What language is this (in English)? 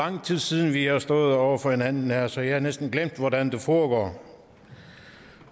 Danish